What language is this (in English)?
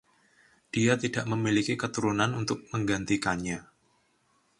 Indonesian